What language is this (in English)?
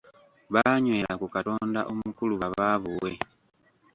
Ganda